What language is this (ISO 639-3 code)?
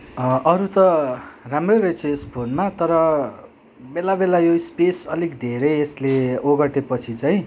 nep